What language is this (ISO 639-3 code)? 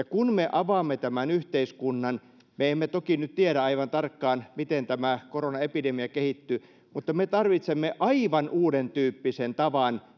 fin